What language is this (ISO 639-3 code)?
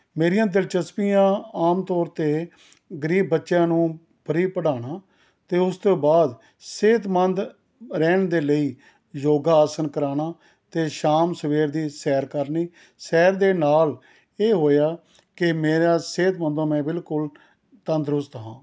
pan